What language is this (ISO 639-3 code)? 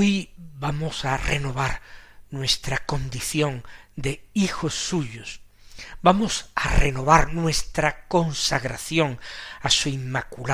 spa